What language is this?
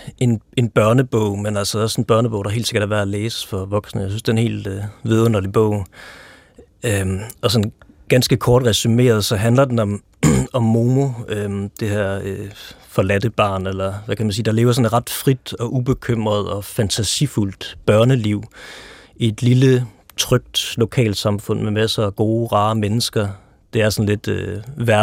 Danish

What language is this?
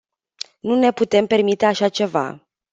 Romanian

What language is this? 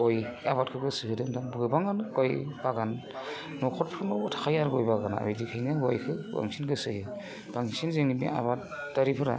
Bodo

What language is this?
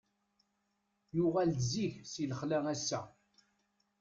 Kabyle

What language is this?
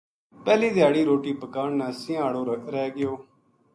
Gujari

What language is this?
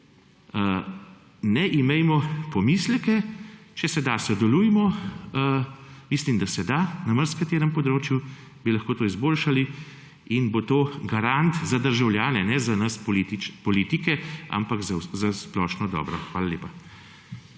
Slovenian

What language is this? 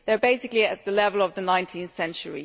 English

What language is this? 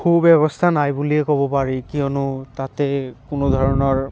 Assamese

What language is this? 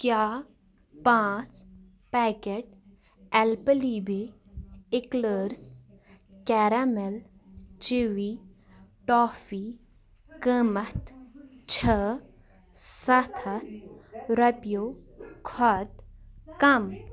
Kashmiri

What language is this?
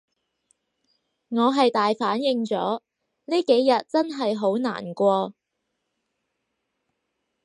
Cantonese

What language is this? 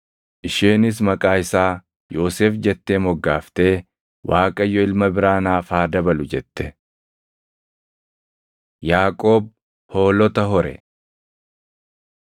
Oromo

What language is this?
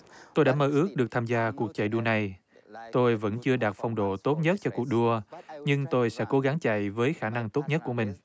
Vietnamese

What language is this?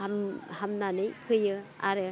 Bodo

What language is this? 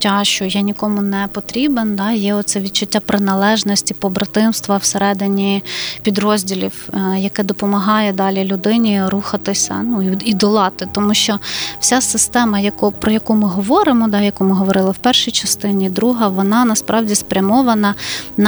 Ukrainian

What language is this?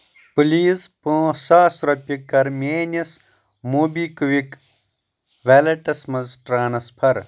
Kashmiri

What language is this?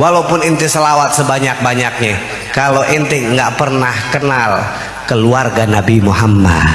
Indonesian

